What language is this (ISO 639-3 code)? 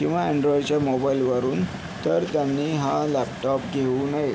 mar